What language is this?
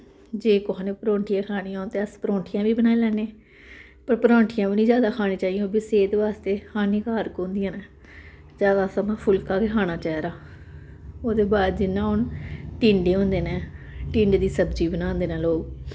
Dogri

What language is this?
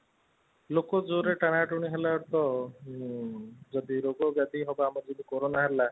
Odia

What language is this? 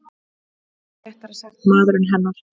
Icelandic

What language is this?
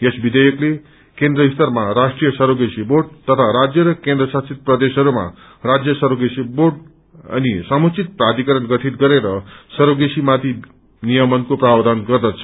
Nepali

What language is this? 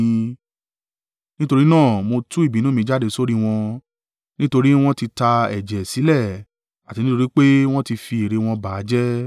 Yoruba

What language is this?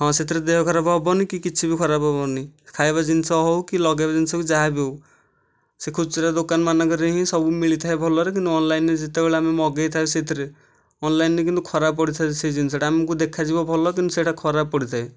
Odia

